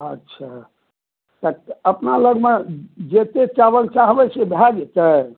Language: Maithili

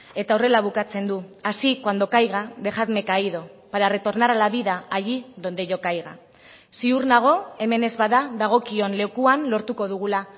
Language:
Basque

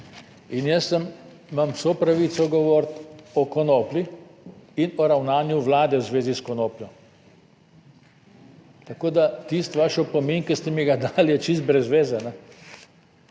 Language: Slovenian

